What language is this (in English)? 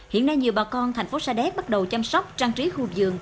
Vietnamese